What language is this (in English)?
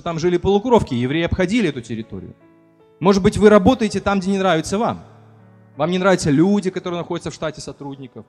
Russian